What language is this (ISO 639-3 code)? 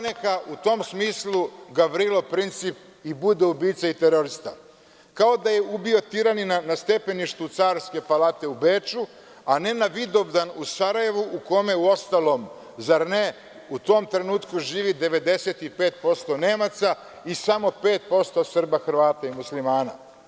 srp